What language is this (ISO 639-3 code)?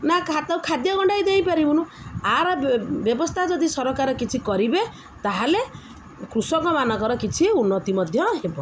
ori